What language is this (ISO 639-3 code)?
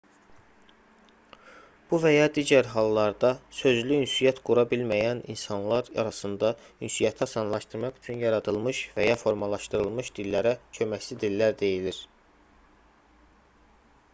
aze